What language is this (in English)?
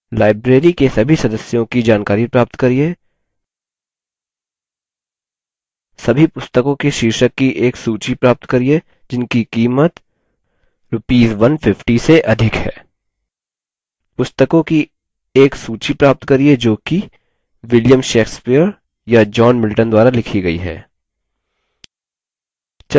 Hindi